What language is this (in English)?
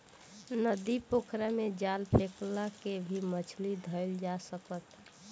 Bhojpuri